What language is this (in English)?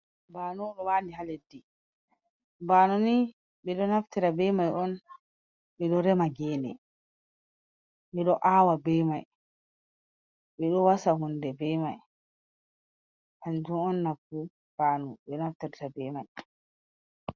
Fula